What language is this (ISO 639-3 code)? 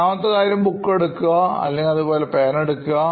mal